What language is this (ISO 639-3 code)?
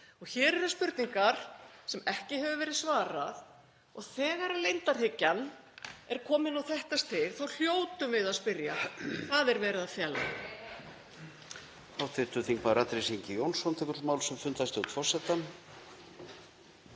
isl